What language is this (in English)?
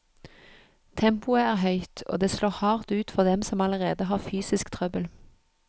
Norwegian